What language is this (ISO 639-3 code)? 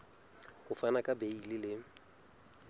sot